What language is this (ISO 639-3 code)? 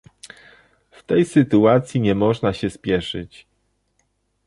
pol